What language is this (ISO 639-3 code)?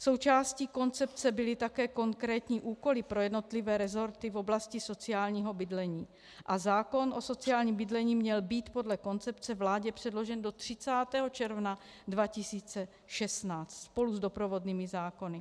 ces